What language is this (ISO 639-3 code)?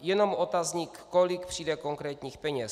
ces